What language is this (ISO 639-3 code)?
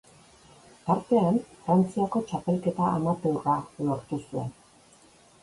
eus